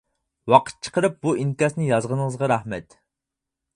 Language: Uyghur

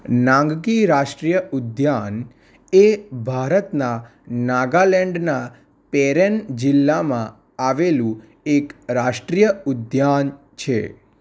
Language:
Gujarati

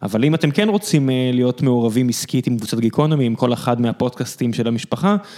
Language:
Hebrew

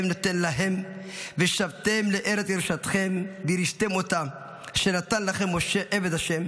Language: Hebrew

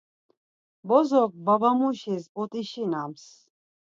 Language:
Laz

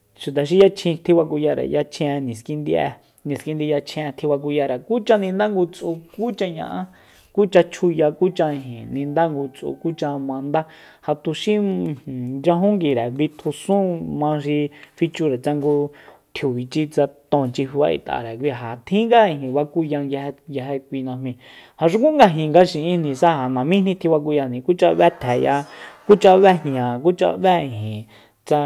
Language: Soyaltepec Mazatec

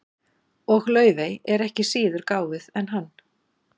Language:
Icelandic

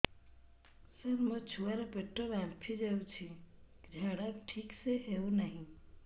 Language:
Odia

